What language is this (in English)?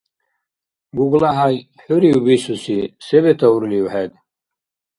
Dargwa